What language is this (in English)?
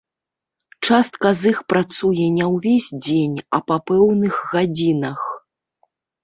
Belarusian